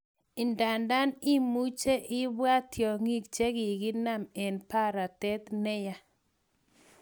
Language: Kalenjin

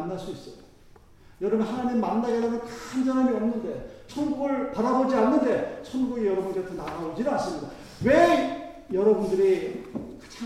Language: Korean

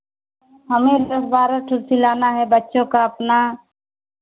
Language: Hindi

